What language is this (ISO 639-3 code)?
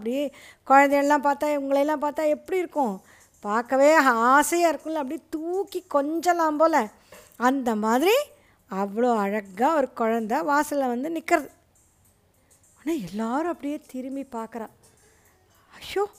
tam